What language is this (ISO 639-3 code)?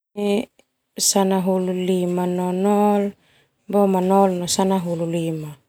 twu